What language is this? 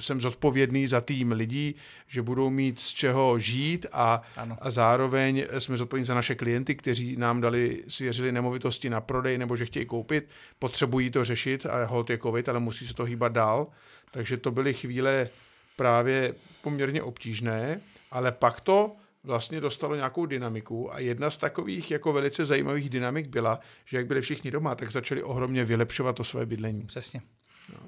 Czech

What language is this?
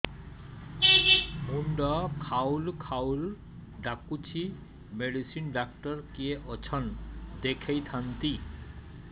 Odia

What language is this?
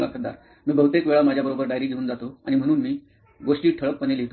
Marathi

